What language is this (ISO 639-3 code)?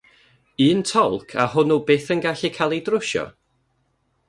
cym